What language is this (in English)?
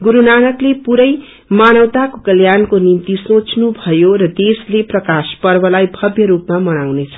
Nepali